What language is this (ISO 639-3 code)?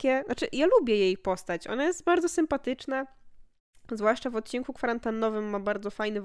pol